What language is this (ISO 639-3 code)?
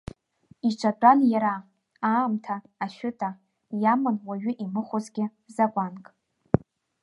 abk